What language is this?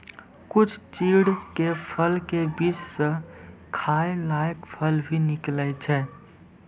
Maithili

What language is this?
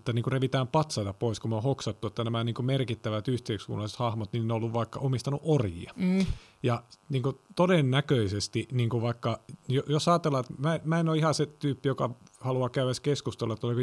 Finnish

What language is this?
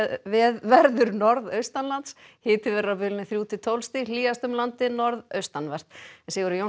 Icelandic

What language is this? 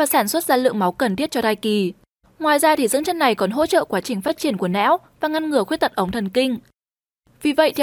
Vietnamese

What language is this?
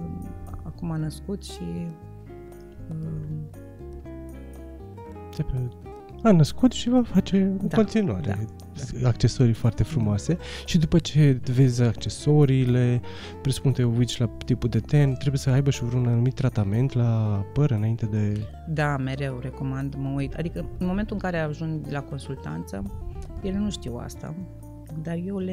Romanian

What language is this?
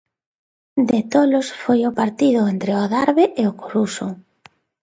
Galician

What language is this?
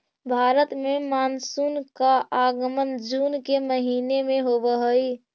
Magahi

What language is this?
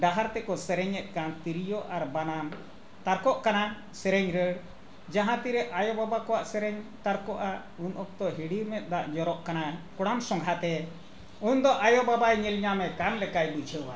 Santali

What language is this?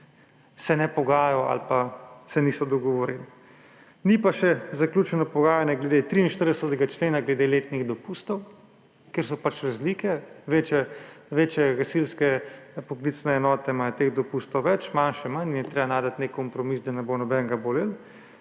Slovenian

